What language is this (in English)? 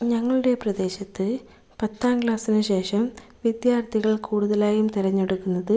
Malayalam